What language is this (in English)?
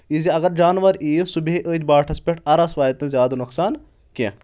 Kashmiri